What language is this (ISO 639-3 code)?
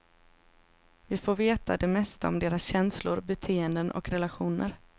swe